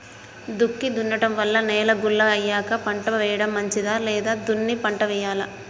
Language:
Telugu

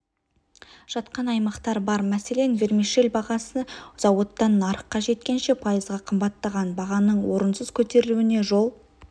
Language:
Kazakh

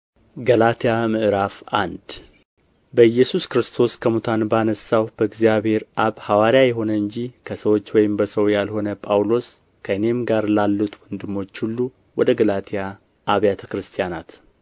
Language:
Amharic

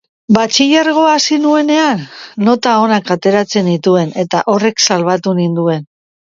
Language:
Basque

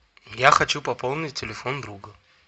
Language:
Russian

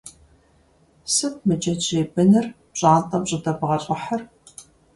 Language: Kabardian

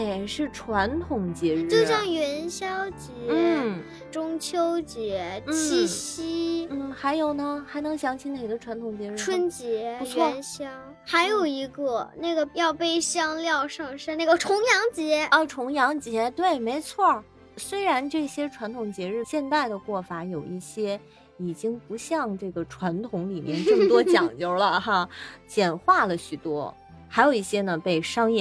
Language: Chinese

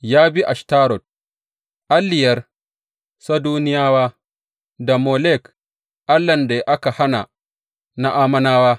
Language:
Hausa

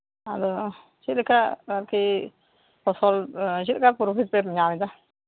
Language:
Santali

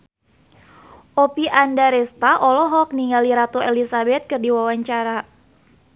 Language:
Sundanese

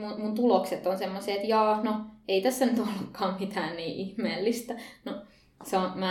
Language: Finnish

